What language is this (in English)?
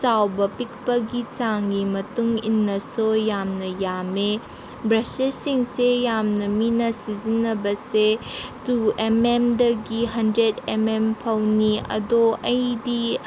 Manipuri